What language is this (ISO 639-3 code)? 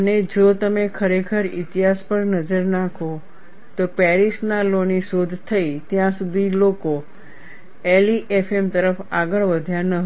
guj